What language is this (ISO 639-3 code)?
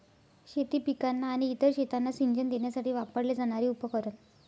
mar